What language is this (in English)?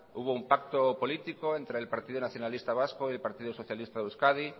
Spanish